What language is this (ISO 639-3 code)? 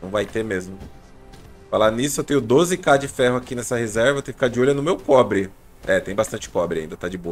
por